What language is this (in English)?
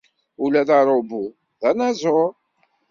Kabyle